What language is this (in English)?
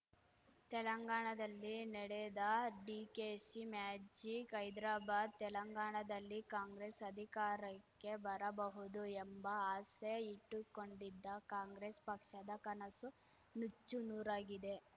Kannada